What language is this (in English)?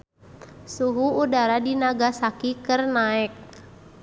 Sundanese